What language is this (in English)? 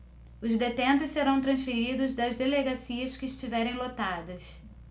Portuguese